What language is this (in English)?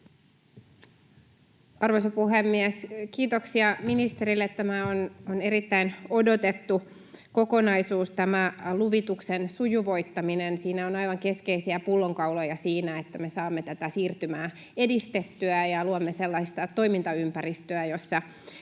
Finnish